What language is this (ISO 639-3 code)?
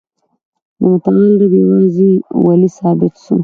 pus